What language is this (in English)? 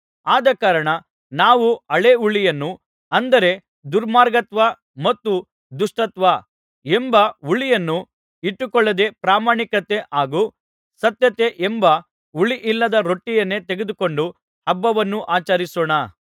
Kannada